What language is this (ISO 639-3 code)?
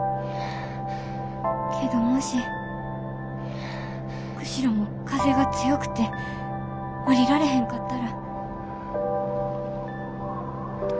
jpn